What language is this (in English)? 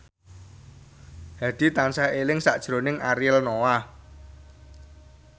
Javanese